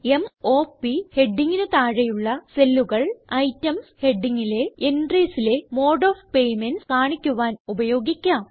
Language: Malayalam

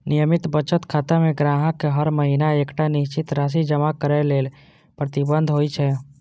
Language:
Maithili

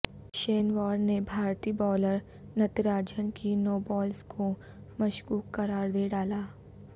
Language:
Urdu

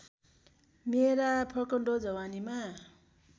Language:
Nepali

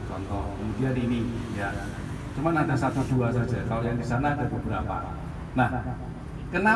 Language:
Indonesian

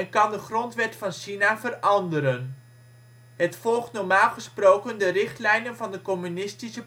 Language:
Dutch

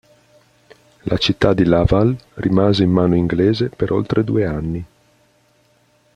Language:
Italian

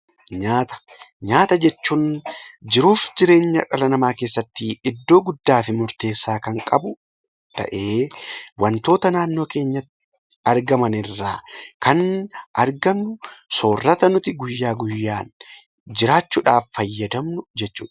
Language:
Oromo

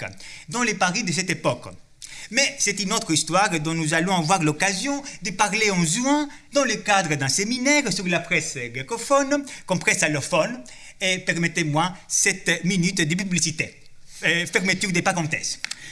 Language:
French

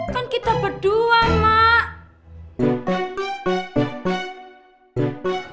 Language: Indonesian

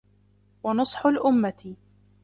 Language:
Arabic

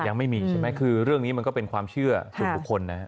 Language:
Thai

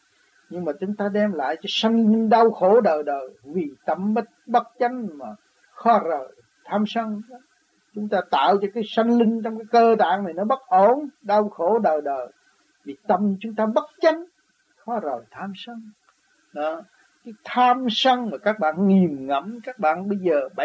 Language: Vietnamese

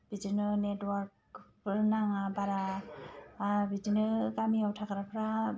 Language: Bodo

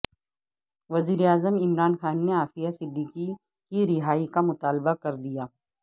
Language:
Urdu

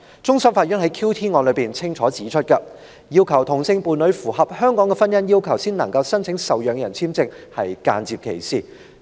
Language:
Cantonese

